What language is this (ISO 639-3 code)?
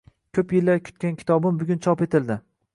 uzb